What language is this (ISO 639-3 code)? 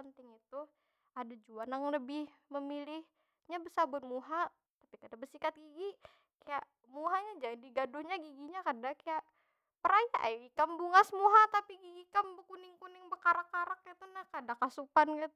bjn